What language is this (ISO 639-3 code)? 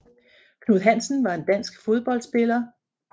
dan